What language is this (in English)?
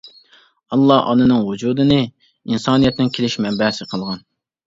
Uyghur